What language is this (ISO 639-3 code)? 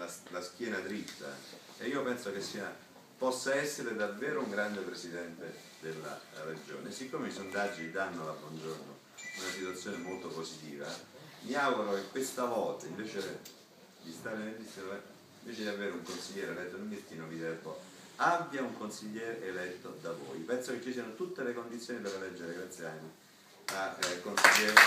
ita